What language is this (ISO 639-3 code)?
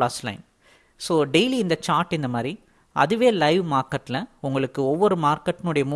tam